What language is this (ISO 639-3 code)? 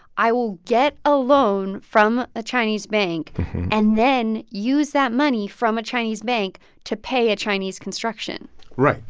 eng